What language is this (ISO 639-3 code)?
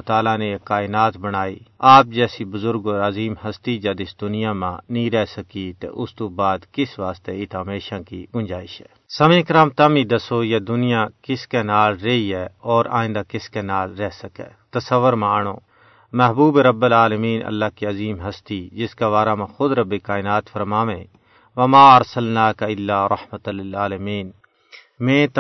urd